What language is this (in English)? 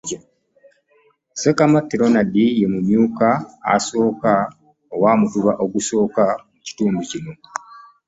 Ganda